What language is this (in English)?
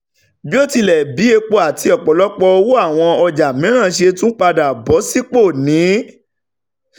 Yoruba